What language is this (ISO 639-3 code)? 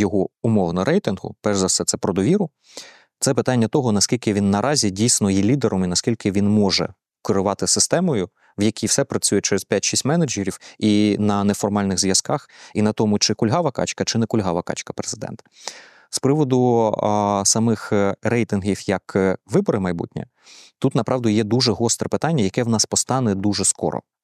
ukr